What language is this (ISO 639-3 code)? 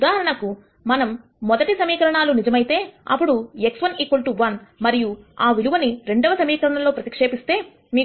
tel